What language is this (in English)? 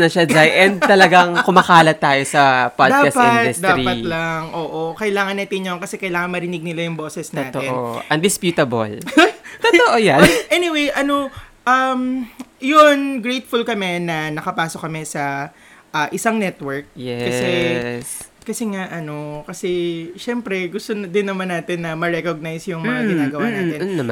Filipino